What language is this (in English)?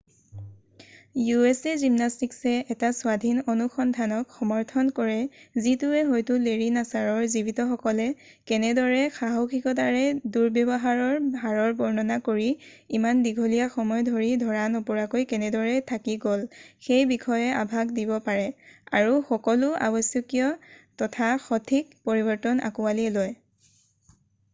Assamese